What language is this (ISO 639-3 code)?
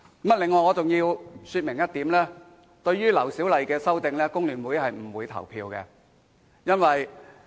yue